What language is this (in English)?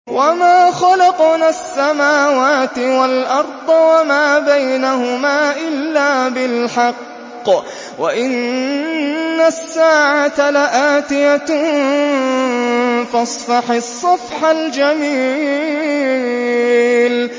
Arabic